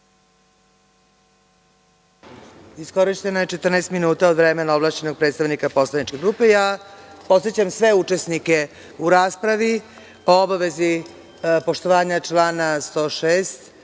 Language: Serbian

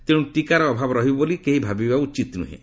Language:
Odia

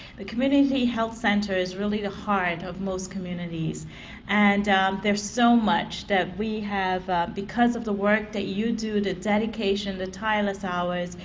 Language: English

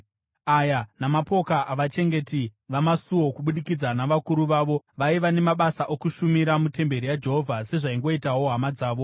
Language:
Shona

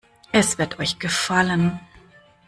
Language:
German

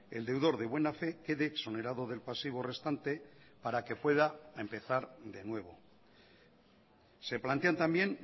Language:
Spanish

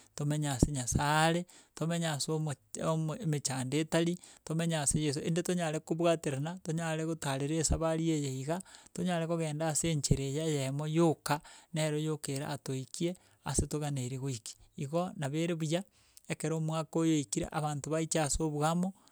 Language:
Gusii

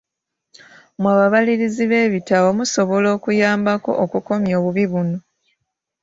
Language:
Ganda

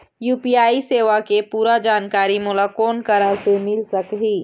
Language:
Chhattisgarhi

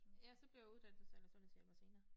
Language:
Danish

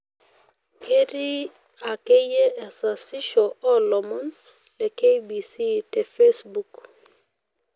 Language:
Masai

